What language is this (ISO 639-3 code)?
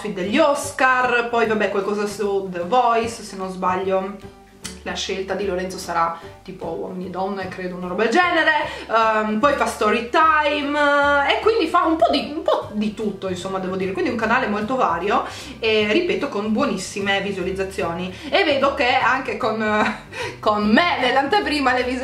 ita